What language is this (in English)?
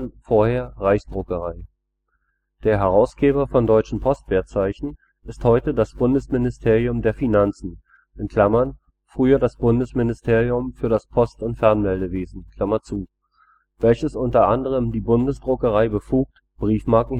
German